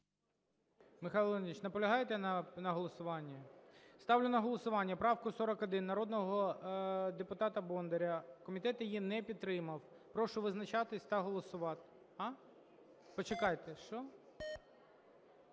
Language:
Ukrainian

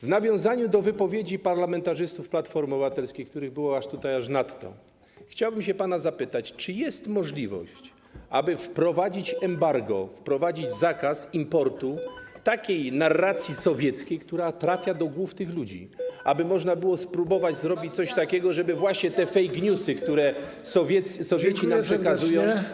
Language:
Polish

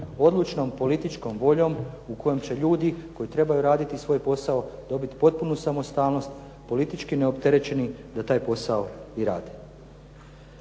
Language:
Croatian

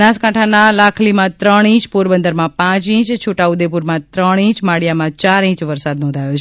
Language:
Gujarati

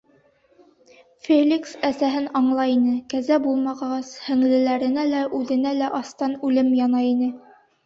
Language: Bashkir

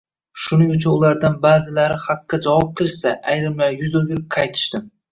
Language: Uzbek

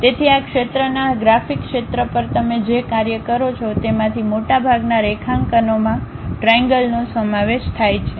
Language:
Gujarati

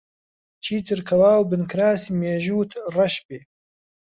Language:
Central Kurdish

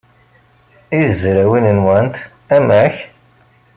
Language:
Kabyle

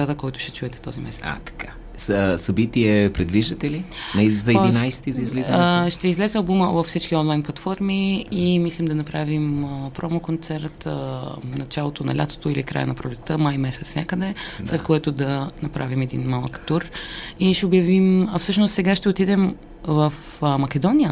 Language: Bulgarian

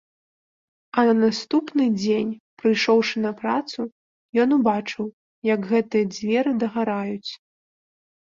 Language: Belarusian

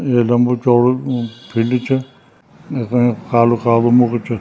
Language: Garhwali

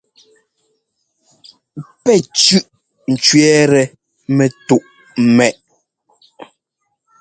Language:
Ngomba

